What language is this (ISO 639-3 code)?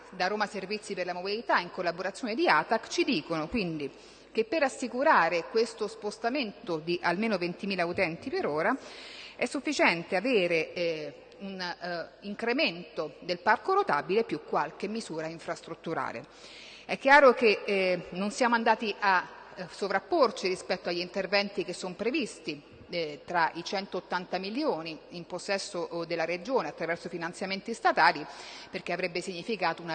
ita